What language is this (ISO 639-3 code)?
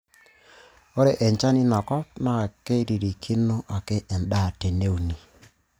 mas